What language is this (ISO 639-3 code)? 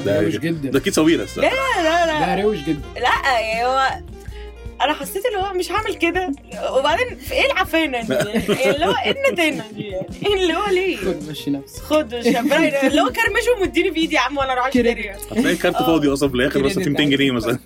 ara